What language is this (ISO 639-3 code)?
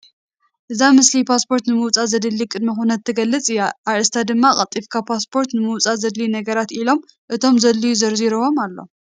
tir